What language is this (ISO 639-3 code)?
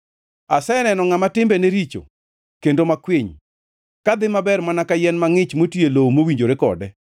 luo